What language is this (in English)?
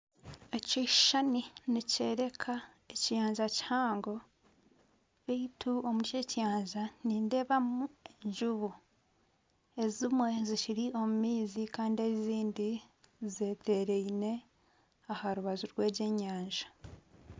Nyankole